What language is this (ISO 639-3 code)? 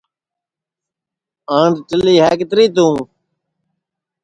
ssi